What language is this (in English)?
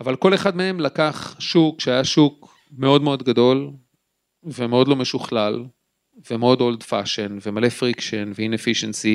Hebrew